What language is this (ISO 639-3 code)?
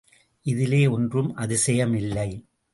tam